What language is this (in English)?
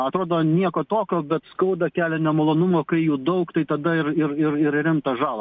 Lithuanian